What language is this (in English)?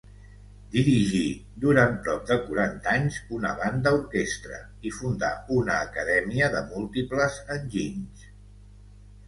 Catalan